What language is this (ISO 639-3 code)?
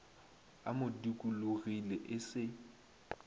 nso